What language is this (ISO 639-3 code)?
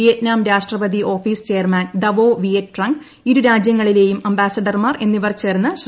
mal